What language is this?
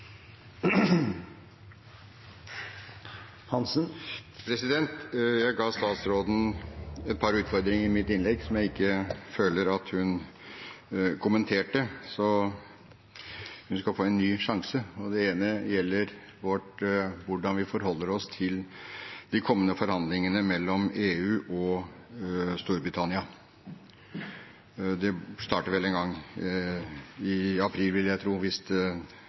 Norwegian Bokmål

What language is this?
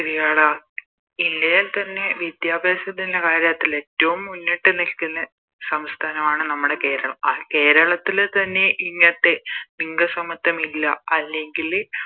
Malayalam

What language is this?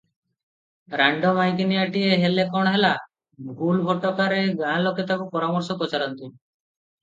Odia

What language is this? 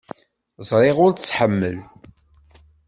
Kabyle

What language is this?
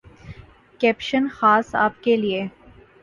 Urdu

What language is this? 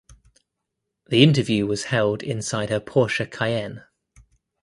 English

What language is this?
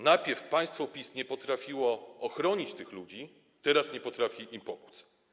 Polish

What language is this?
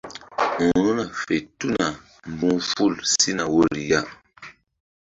Mbum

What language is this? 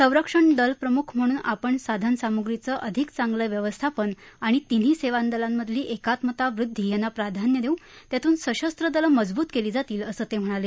Marathi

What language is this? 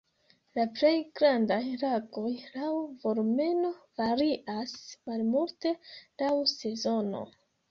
Esperanto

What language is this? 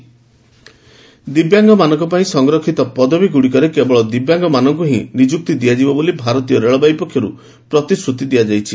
Odia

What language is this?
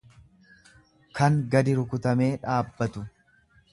Oromo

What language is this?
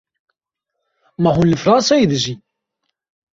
Kurdish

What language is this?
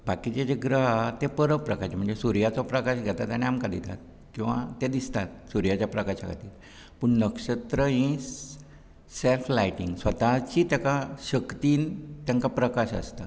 Konkani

